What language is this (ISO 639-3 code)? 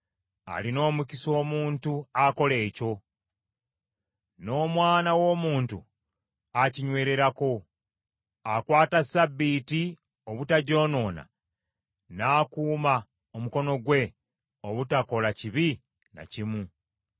lug